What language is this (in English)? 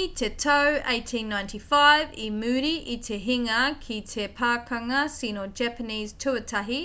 Māori